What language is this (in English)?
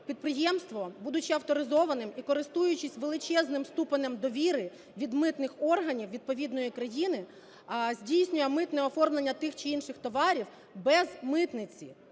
Ukrainian